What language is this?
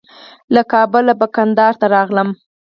Pashto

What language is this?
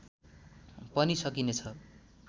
Nepali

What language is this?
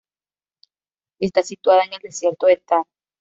Spanish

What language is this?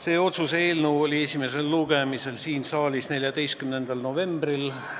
Estonian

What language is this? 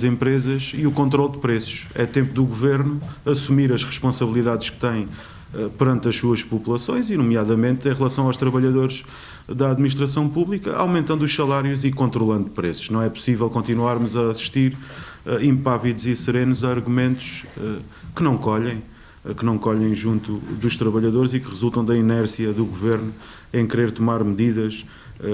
Portuguese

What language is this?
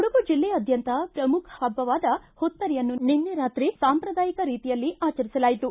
Kannada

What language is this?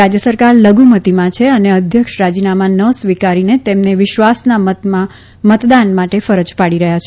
Gujarati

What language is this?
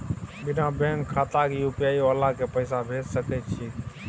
Maithili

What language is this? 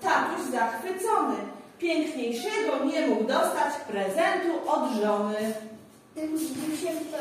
Polish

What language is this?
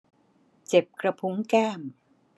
Thai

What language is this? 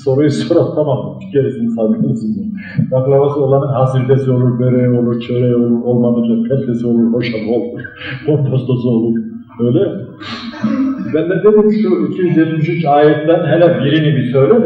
Turkish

